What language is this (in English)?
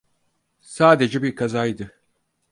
Turkish